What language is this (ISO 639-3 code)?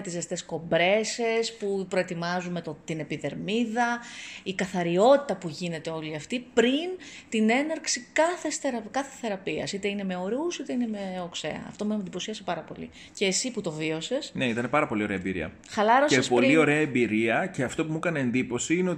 ell